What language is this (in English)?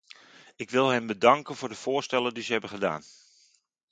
Dutch